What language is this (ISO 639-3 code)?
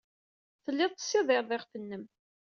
kab